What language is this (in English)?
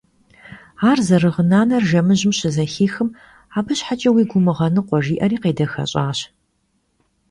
Kabardian